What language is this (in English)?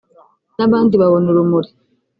Kinyarwanda